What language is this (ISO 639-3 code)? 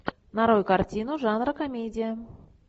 rus